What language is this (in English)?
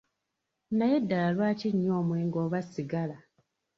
Ganda